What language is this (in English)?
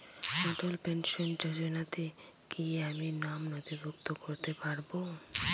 Bangla